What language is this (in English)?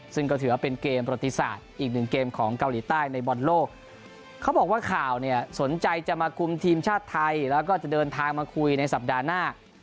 Thai